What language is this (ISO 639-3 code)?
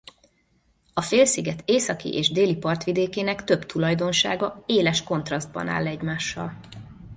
hun